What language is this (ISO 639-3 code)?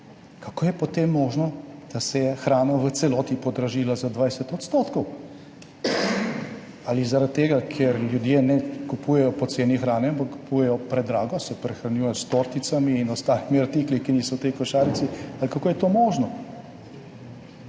slv